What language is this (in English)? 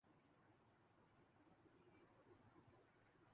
Urdu